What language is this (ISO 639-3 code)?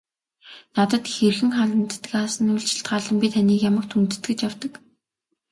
mon